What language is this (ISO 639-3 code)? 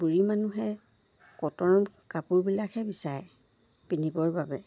asm